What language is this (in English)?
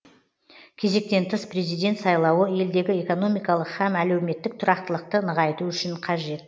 Kazakh